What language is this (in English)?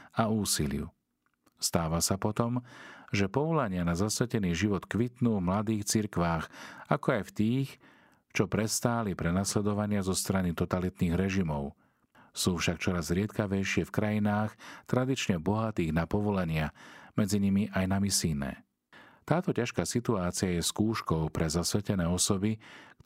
Slovak